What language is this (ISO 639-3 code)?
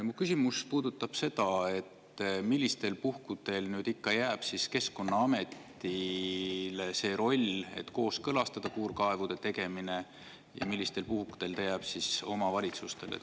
est